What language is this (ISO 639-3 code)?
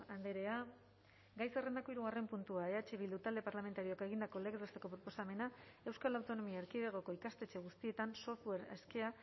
eus